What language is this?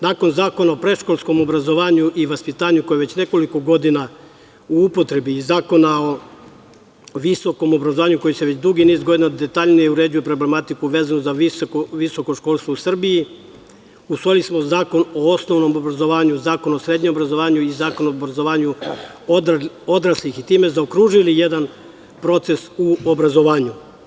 Serbian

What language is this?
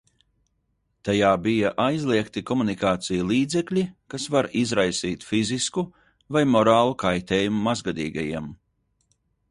Latvian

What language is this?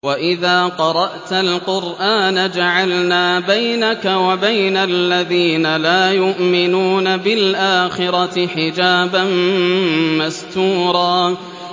Arabic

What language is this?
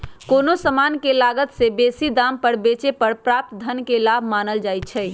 Magahi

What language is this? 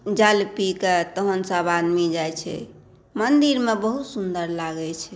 Maithili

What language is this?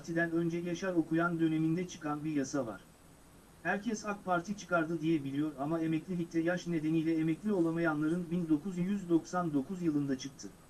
Turkish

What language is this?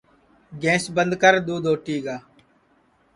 Sansi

